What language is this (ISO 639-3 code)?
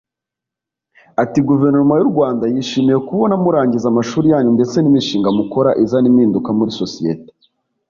kin